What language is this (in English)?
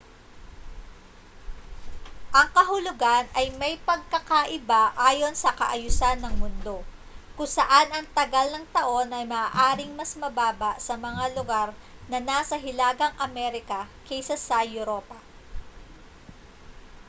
Filipino